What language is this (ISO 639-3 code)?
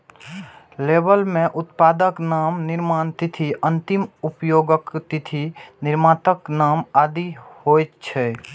mai